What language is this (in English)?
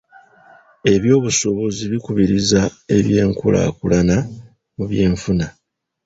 Ganda